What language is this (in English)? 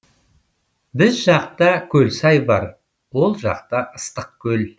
Kazakh